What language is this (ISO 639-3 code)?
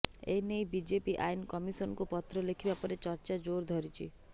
ori